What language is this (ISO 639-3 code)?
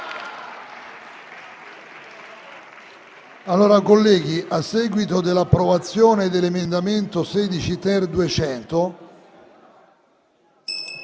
ita